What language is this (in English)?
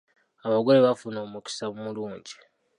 Ganda